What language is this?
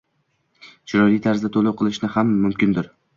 Uzbek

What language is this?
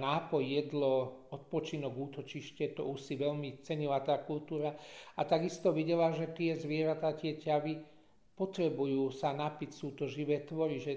Slovak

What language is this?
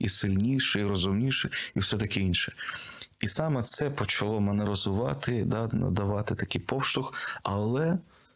Ukrainian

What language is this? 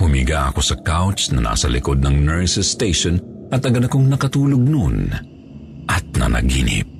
Filipino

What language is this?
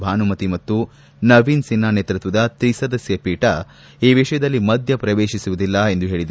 Kannada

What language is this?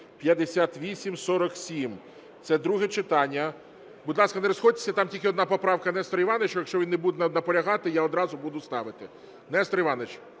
Ukrainian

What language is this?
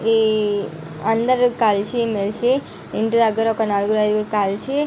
Telugu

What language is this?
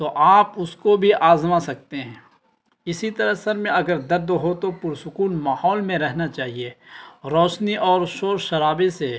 Urdu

